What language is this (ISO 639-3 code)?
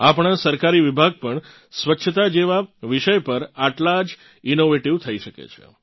guj